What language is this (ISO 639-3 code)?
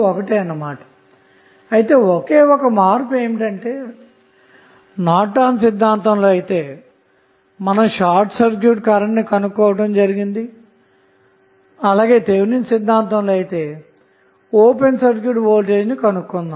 tel